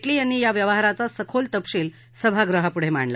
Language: Marathi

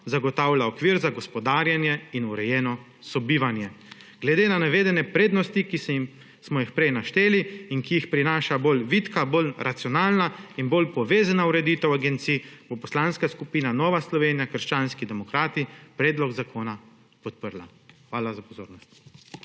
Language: Slovenian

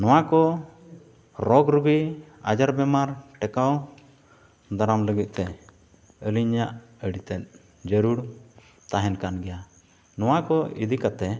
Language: Santali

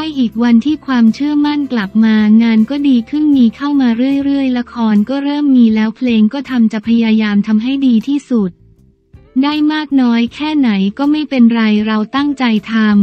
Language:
Thai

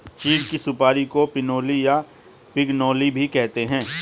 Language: Hindi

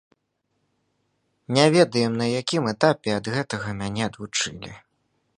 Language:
Belarusian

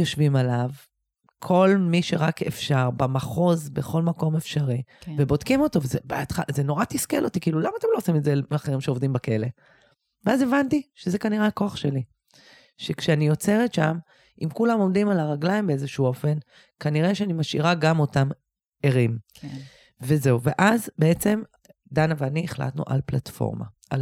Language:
Hebrew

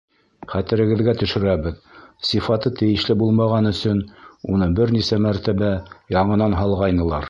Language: Bashkir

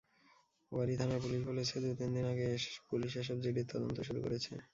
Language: Bangla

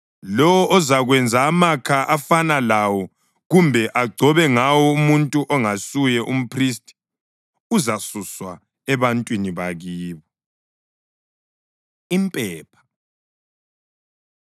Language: North Ndebele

